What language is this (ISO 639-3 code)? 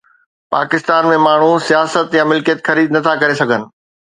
snd